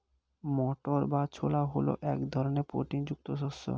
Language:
Bangla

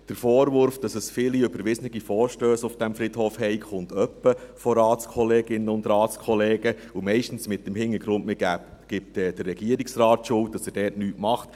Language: Swiss German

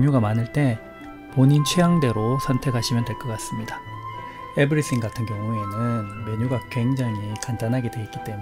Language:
Korean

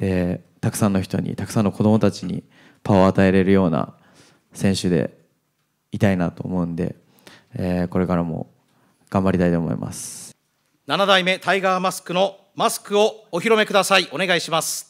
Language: Japanese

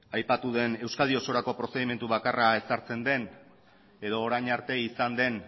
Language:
Basque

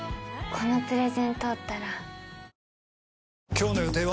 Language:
Japanese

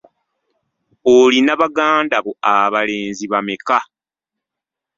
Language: Ganda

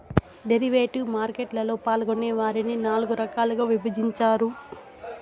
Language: Telugu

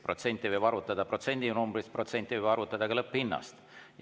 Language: Estonian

